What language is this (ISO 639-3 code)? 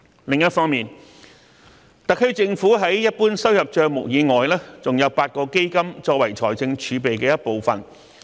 yue